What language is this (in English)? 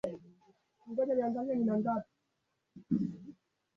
Swahili